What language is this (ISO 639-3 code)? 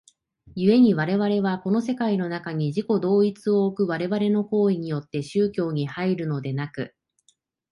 jpn